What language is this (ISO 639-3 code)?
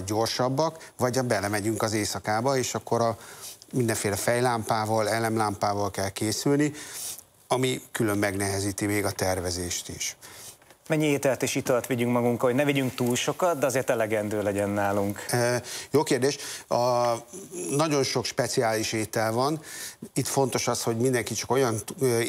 hun